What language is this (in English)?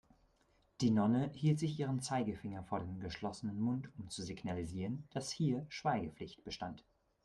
German